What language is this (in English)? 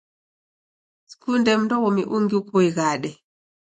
Taita